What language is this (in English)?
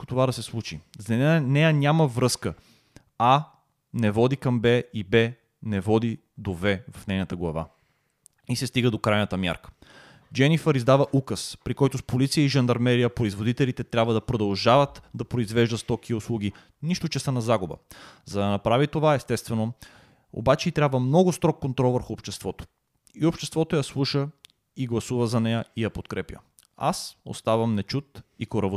Bulgarian